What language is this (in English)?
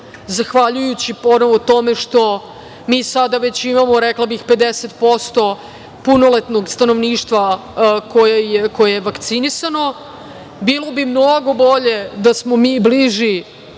Serbian